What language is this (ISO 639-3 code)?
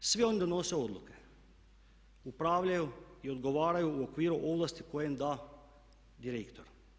hrv